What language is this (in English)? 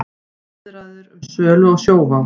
Icelandic